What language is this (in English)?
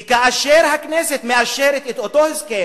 Hebrew